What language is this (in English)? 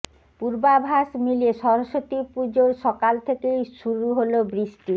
Bangla